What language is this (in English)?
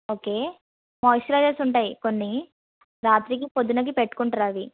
Telugu